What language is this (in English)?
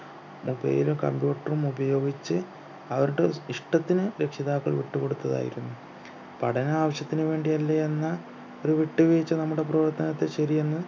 Malayalam